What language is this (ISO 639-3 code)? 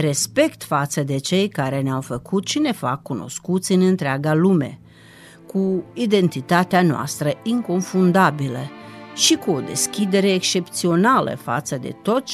ron